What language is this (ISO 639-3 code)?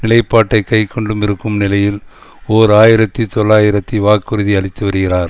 tam